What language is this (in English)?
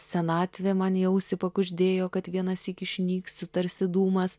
Lithuanian